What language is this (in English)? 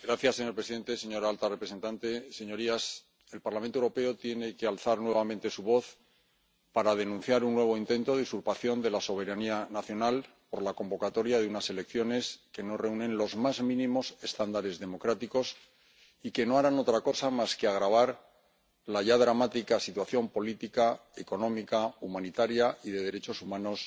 Spanish